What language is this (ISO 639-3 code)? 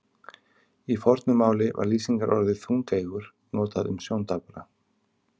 isl